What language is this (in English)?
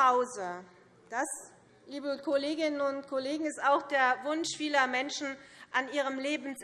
German